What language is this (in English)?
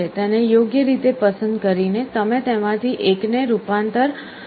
Gujarati